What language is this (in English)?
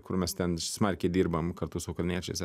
Lithuanian